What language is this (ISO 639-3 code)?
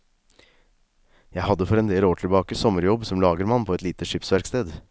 nor